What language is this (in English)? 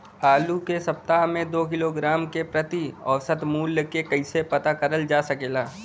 Bhojpuri